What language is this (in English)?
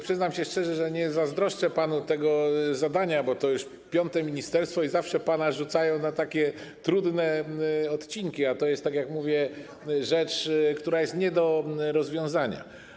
Polish